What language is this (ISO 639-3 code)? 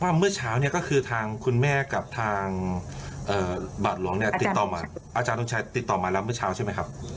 tha